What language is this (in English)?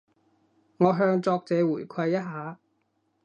Cantonese